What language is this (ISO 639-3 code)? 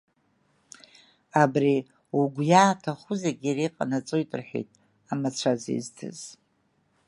abk